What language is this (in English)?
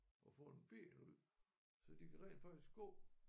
Danish